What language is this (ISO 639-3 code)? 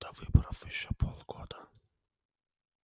rus